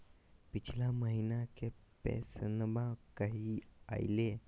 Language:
Magahi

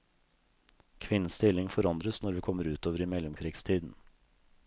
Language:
Norwegian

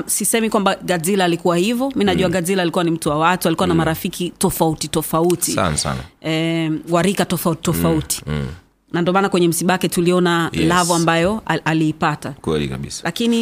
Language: Swahili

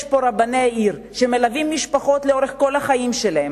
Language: Hebrew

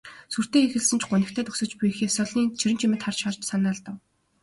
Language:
Mongolian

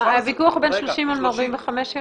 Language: Hebrew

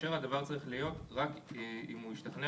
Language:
Hebrew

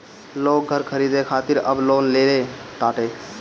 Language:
Bhojpuri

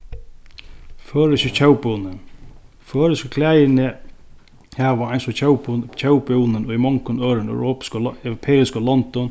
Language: Faroese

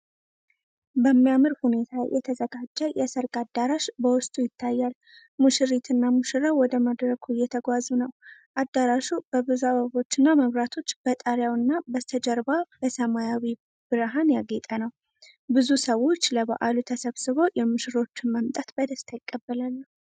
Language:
Amharic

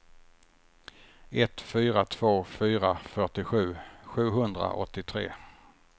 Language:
Swedish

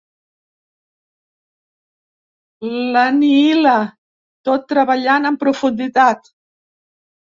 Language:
Catalan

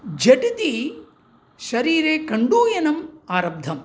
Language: Sanskrit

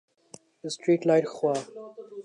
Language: Urdu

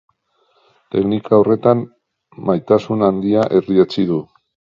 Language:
Basque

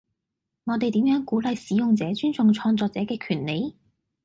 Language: Cantonese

